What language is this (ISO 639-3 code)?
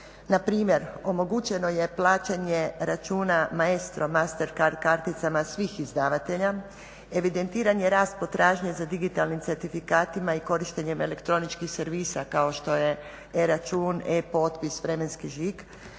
hrv